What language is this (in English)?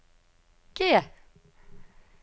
Norwegian